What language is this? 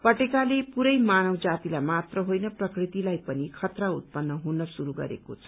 Nepali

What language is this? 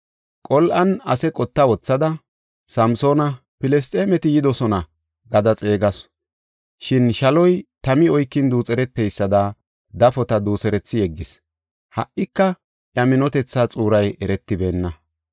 Gofa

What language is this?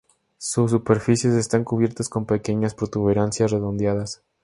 Spanish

